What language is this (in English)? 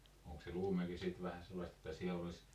Finnish